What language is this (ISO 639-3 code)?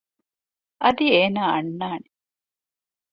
div